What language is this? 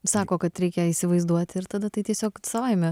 Lithuanian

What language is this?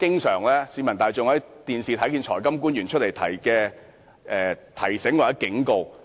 Cantonese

